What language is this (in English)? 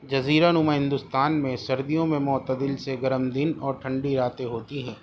Urdu